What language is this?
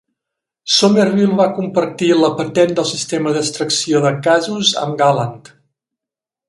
Catalan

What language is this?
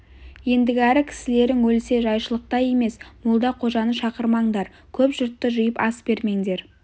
Kazakh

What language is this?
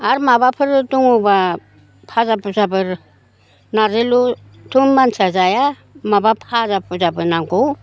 Bodo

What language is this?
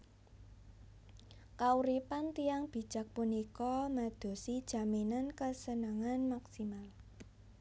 Javanese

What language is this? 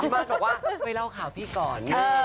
Thai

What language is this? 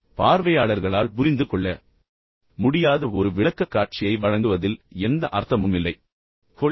Tamil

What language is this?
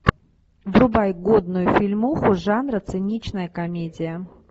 Russian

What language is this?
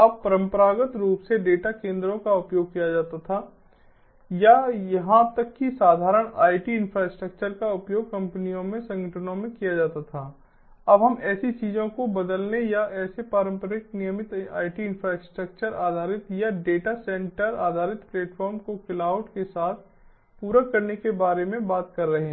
Hindi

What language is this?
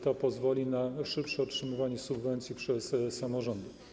Polish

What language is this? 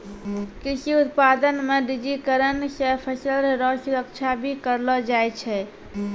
Maithili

